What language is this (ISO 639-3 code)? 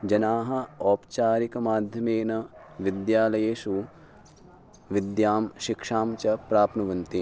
san